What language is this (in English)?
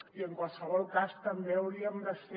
Catalan